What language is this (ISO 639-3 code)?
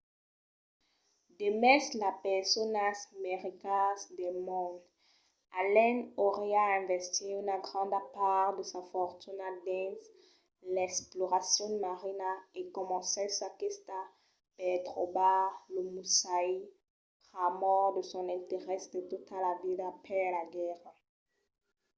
oci